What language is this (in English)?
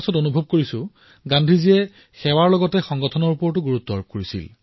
Assamese